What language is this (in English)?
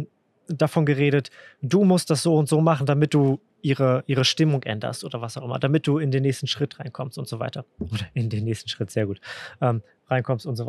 German